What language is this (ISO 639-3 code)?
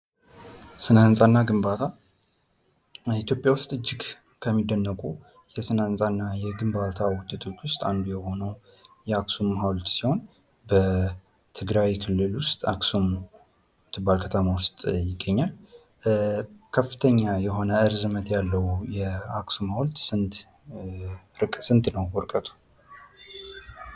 amh